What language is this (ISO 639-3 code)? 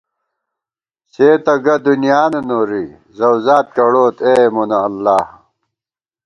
gwt